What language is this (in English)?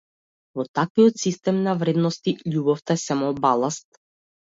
Macedonian